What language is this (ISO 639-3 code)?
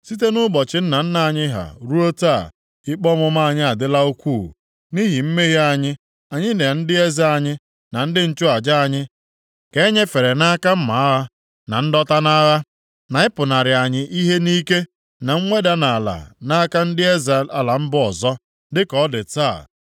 ibo